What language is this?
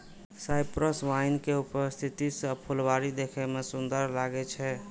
Maithili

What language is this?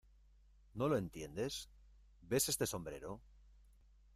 Spanish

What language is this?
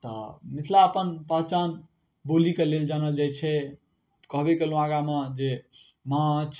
Maithili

